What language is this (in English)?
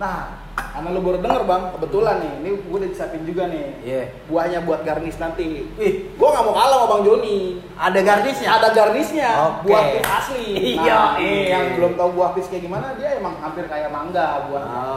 Indonesian